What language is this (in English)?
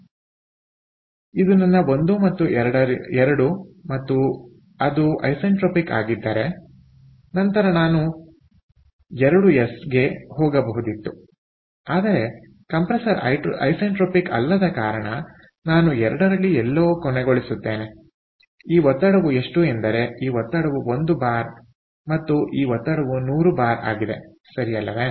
Kannada